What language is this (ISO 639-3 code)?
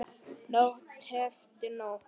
isl